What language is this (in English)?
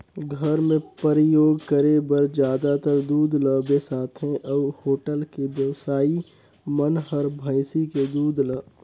Chhattisgarhi